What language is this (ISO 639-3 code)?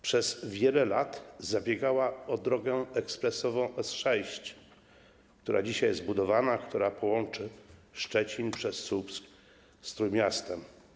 pol